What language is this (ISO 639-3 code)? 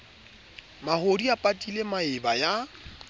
sot